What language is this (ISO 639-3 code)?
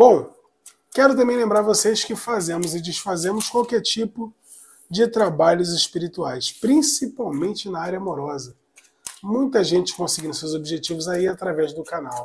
por